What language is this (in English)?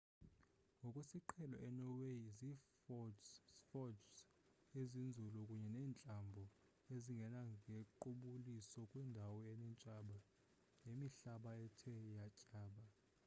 Xhosa